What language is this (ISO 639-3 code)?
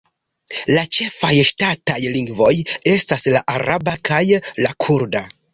epo